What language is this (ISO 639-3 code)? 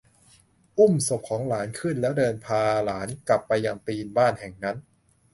tha